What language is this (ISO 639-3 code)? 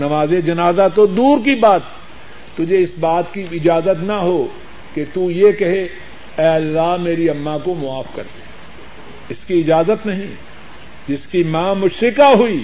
urd